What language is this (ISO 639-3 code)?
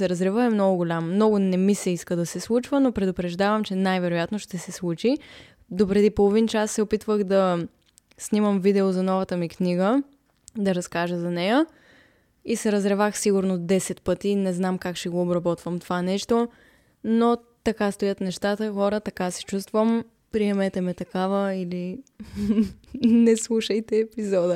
bul